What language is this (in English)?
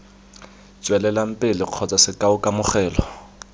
Tswana